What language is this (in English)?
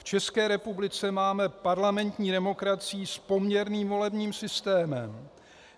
Czech